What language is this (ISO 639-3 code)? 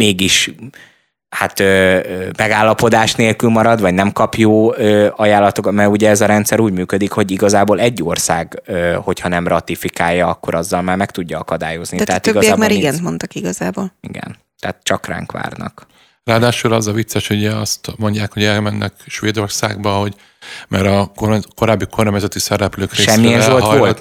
hun